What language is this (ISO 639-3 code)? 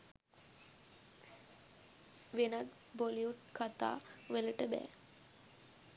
sin